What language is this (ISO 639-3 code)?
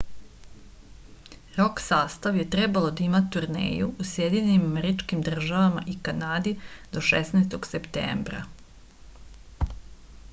srp